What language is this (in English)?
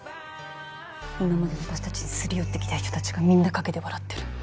Japanese